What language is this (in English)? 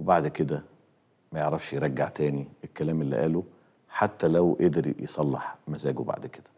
Arabic